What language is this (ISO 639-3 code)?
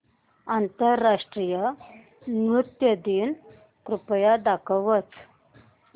mar